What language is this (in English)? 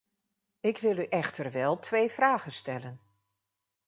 Dutch